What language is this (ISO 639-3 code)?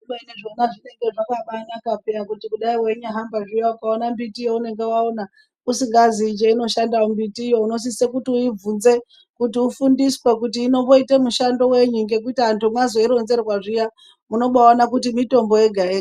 ndc